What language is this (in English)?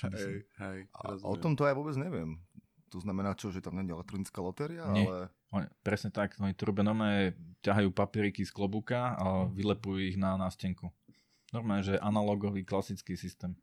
Slovak